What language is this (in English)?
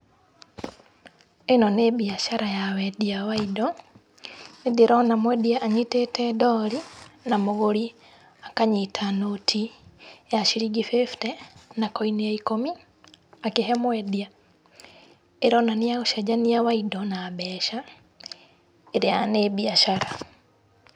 Kikuyu